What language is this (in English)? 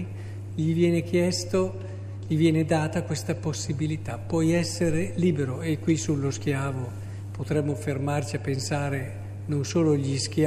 Italian